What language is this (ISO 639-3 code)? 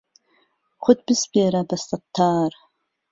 ckb